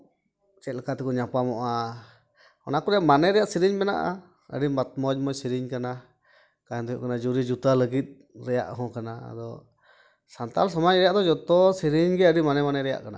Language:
Santali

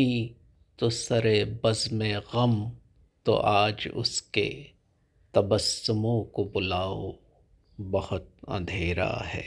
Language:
Hindi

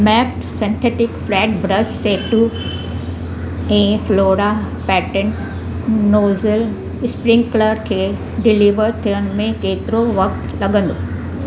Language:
Sindhi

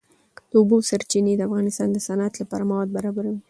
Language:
Pashto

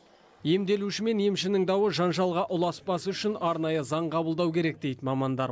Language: Kazakh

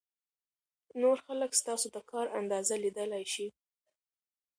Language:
Pashto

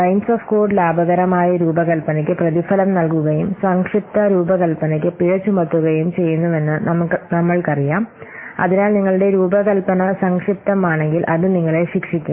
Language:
Malayalam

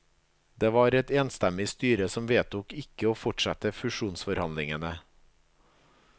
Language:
Norwegian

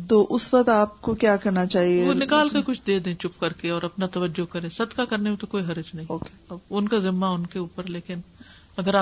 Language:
Urdu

